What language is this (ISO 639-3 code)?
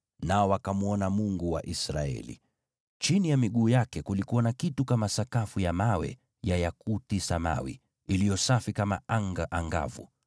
swa